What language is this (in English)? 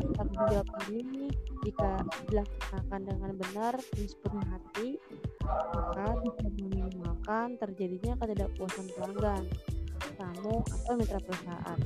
Indonesian